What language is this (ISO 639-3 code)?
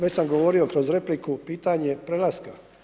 hrv